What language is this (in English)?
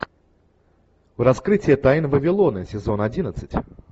Russian